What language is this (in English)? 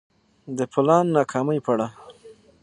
Pashto